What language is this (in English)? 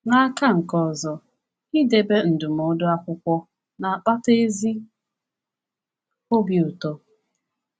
Igbo